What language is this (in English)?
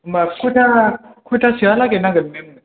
Bodo